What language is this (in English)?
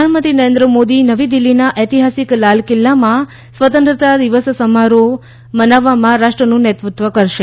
Gujarati